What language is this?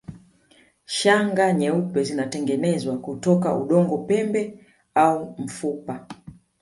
Swahili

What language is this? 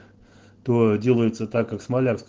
Russian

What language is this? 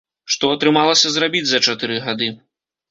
Belarusian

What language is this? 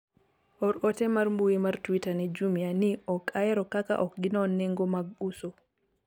Luo (Kenya and Tanzania)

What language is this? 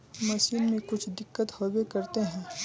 Magahi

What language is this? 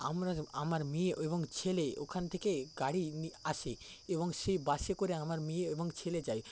Bangla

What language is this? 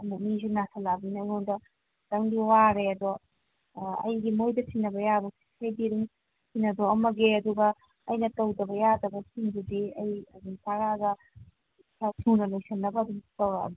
Manipuri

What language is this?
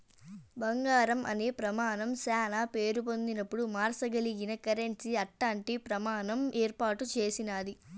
Telugu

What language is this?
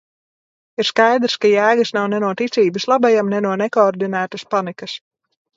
Latvian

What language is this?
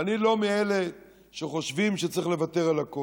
Hebrew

